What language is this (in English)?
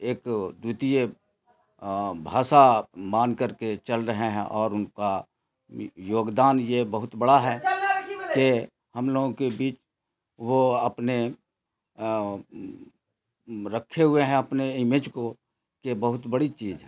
Urdu